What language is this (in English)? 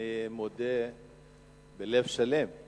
Hebrew